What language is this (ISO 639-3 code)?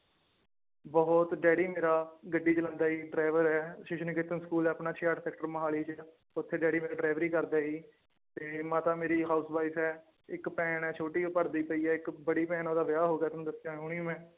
pan